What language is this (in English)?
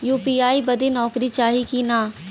Bhojpuri